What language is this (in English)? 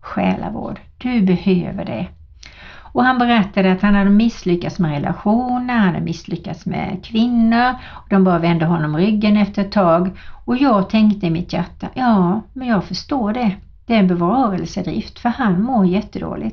Swedish